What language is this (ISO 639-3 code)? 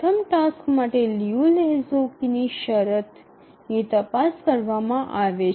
guj